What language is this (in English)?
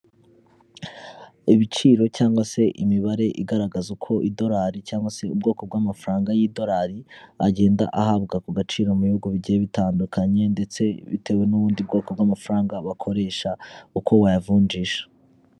Kinyarwanda